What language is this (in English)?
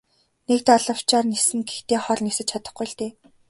Mongolian